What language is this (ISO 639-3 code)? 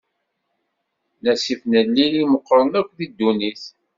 kab